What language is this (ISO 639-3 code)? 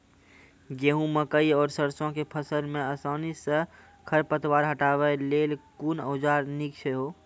mai